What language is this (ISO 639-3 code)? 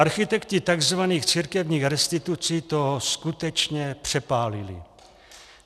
ces